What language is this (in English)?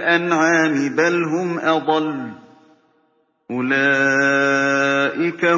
Arabic